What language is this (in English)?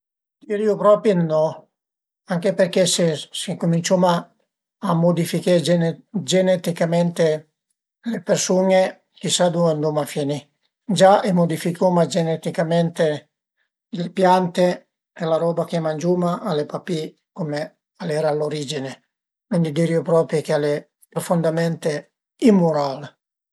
Piedmontese